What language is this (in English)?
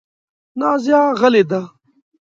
Pashto